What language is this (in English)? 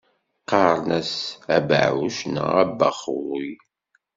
Kabyle